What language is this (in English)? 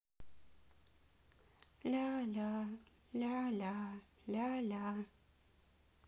Russian